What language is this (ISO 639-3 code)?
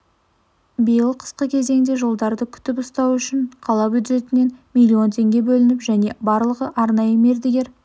kaz